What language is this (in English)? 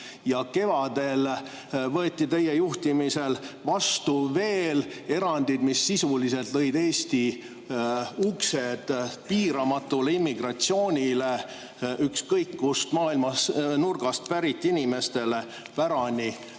Estonian